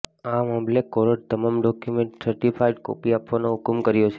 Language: Gujarati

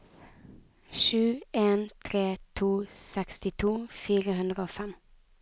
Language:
Norwegian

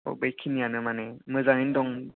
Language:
Bodo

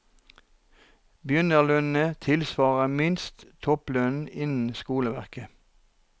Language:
Norwegian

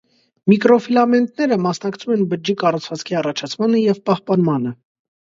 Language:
Armenian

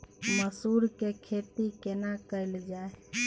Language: Maithili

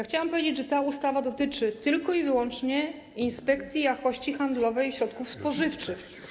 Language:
Polish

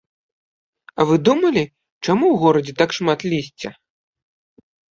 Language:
Belarusian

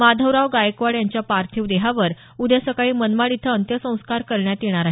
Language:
Marathi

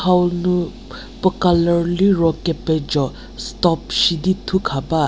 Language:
Angami Naga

